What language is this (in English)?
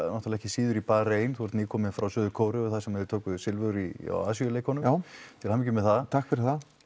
Icelandic